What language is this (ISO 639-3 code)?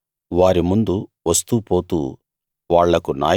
tel